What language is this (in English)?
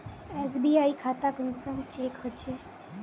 Magahi